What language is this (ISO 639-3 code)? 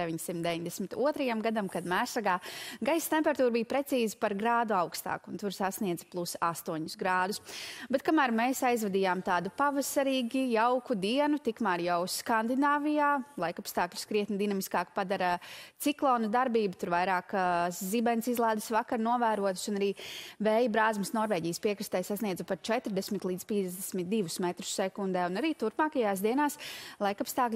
lav